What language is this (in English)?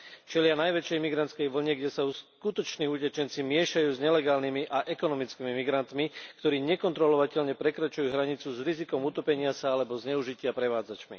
Slovak